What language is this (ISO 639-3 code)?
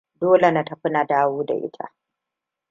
hau